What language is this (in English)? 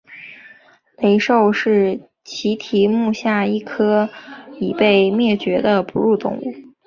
Chinese